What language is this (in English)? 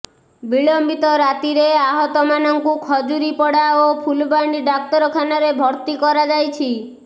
Odia